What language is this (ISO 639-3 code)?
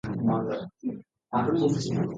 ara